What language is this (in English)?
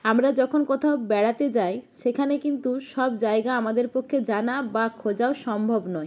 Bangla